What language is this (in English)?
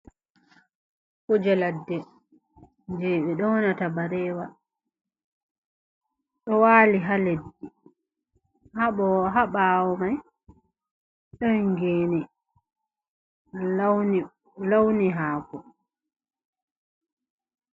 Fula